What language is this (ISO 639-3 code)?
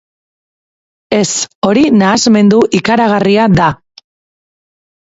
eus